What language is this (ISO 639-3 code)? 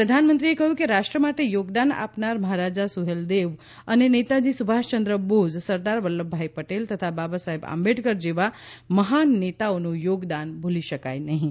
guj